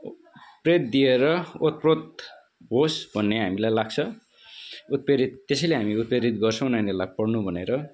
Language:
Nepali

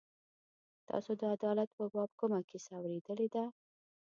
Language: Pashto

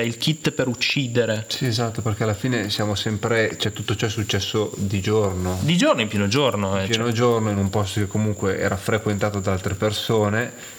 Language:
Italian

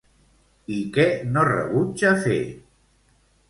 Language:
Catalan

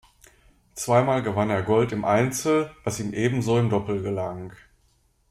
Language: German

